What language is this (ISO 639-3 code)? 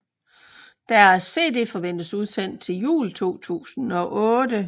dan